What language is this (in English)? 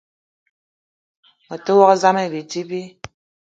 Eton (Cameroon)